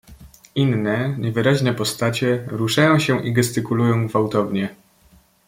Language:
Polish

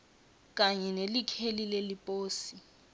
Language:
Swati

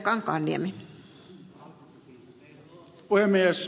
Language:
Finnish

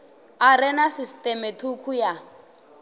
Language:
Venda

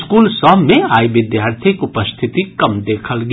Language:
Maithili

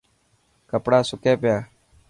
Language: Dhatki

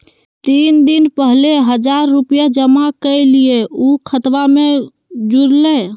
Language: Magahi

